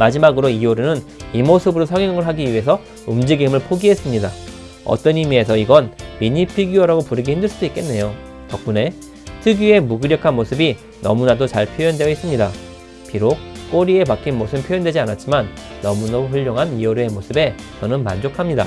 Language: Korean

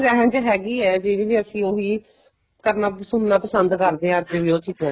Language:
Punjabi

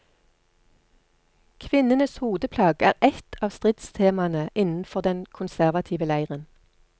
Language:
Norwegian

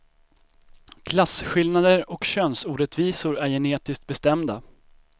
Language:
Swedish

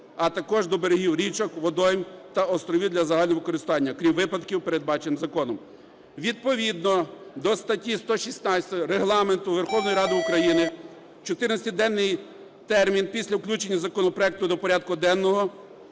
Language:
Ukrainian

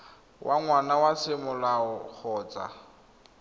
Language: Tswana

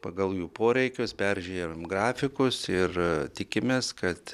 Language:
Lithuanian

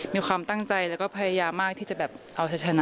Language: Thai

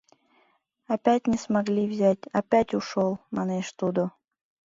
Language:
Mari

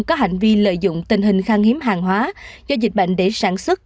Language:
Vietnamese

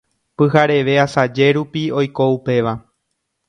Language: Guarani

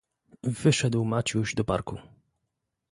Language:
Polish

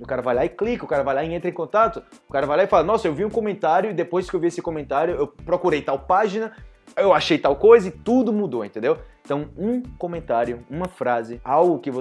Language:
Portuguese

